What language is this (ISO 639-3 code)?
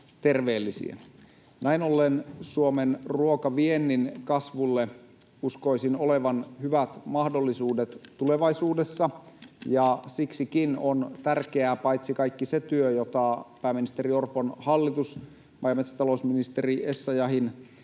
fin